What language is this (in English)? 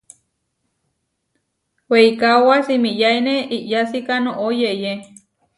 Huarijio